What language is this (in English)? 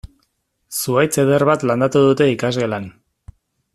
Basque